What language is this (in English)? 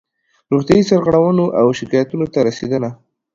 Pashto